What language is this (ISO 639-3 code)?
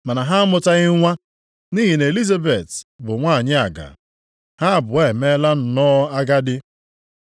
ibo